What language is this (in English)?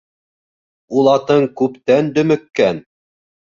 Bashkir